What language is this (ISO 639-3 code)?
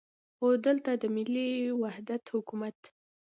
pus